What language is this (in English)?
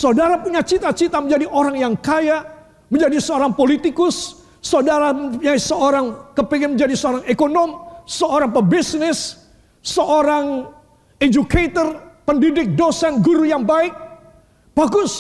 Indonesian